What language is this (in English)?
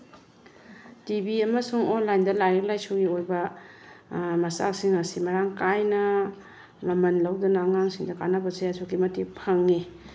Manipuri